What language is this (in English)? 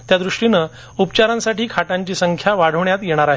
Marathi